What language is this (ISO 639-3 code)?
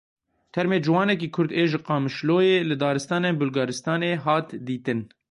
kur